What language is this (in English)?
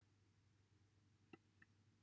Welsh